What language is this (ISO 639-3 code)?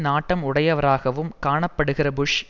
tam